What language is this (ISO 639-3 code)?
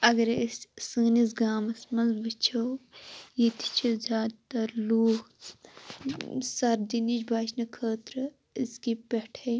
kas